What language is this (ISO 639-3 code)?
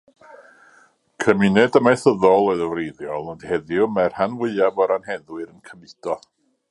cym